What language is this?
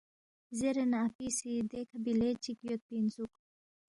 Balti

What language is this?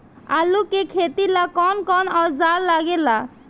Bhojpuri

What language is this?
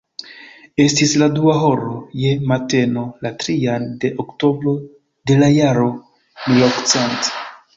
Esperanto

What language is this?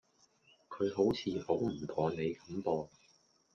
Cantonese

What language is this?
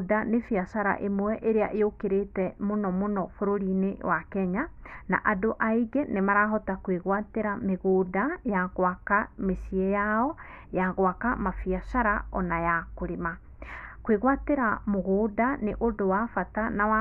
Kikuyu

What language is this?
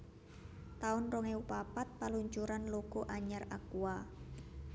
Javanese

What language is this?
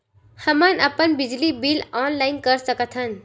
Chhattisgarhi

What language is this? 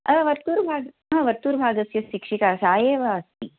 Sanskrit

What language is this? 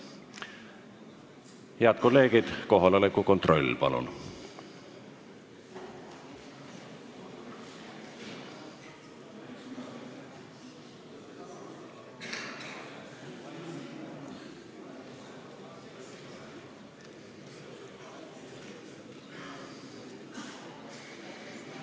Estonian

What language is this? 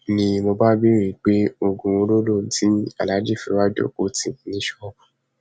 Yoruba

